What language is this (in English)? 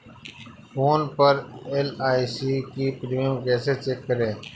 Hindi